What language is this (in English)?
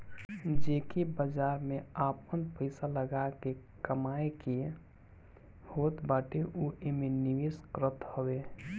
Bhojpuri